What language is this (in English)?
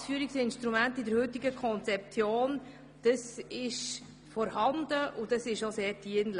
Swiss German